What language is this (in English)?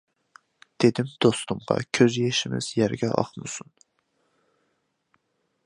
Uyghur